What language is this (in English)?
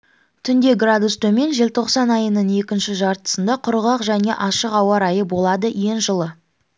Kazakh